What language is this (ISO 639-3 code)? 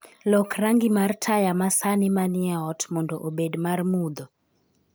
luo